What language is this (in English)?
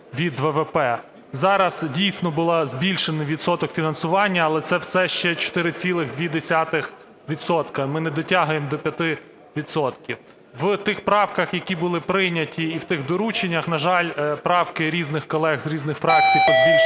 Ukrainian